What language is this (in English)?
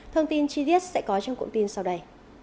Vietnamese